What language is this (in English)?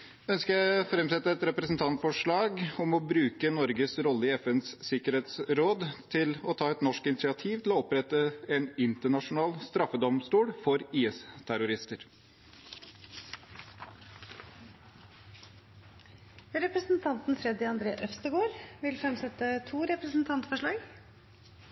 Norwegian Bokmål